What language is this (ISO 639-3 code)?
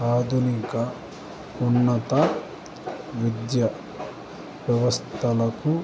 tel